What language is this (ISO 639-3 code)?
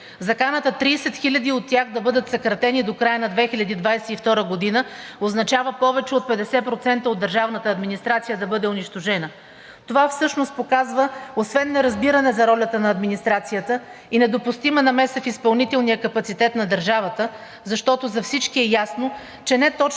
bul